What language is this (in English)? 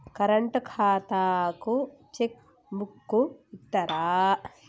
Telugu